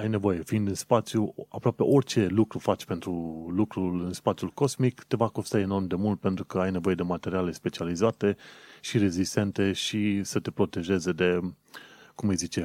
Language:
Romanian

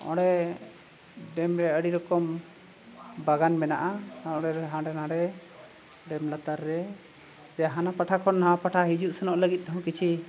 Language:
Santali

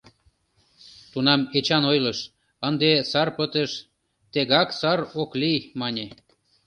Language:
Mari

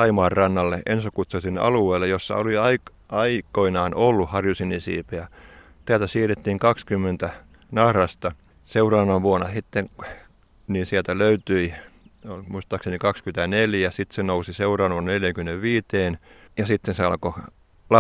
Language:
Finnish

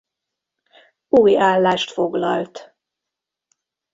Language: Hungarian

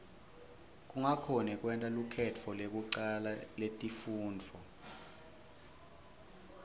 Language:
Swati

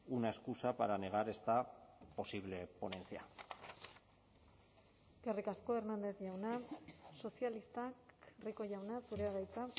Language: Basque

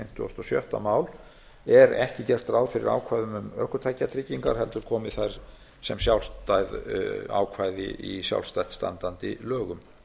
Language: Icelandic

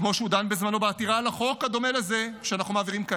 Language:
Hebrew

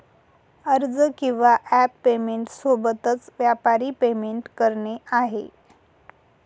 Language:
Marathi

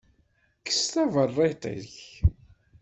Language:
Kabyle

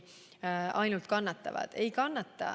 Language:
Estonian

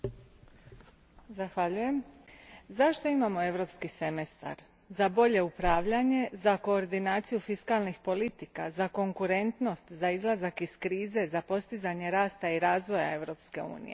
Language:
Croatian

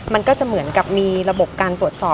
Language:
Thai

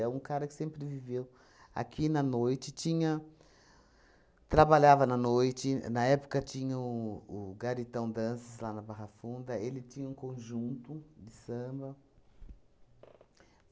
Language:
Portuguese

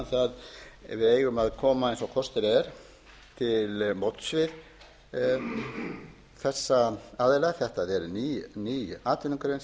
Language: Icelandic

